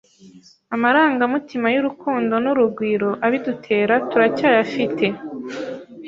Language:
Kinyarwanda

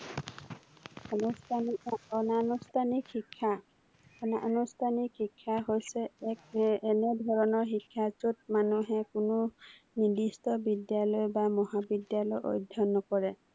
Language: Assamese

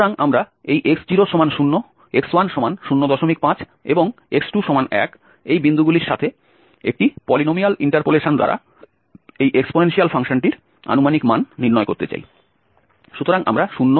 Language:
Bangla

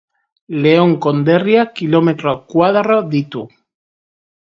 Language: Basque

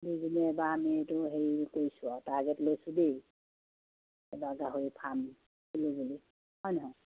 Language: Assamese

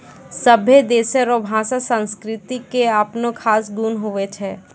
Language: Maithili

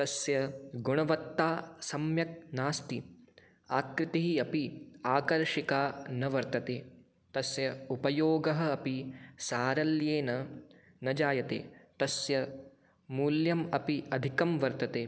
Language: Sanskrit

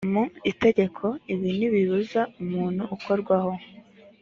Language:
Kinyarwanda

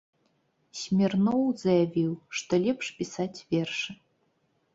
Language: Belarusian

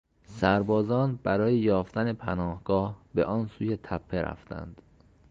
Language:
Persian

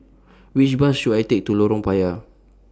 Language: English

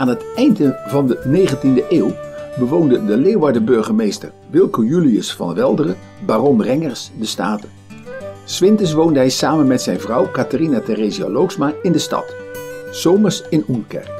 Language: Dutch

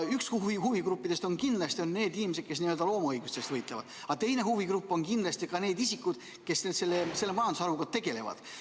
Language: Estonian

